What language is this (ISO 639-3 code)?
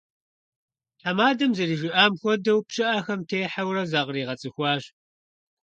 kbd